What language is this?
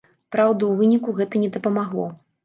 Belarusian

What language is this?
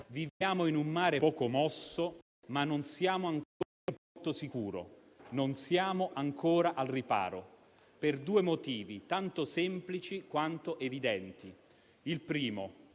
Italian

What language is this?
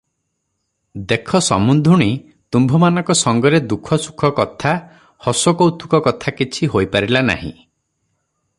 Odia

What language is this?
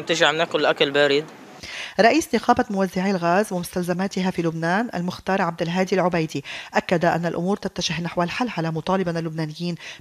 Arabic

